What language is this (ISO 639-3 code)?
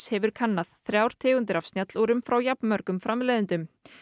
isl